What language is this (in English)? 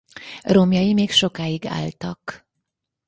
Hungarian